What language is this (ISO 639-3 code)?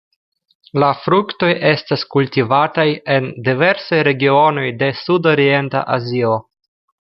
epo